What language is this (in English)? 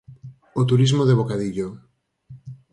Galician